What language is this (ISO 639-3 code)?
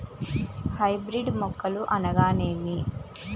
tel